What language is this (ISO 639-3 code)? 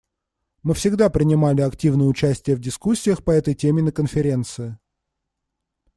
rus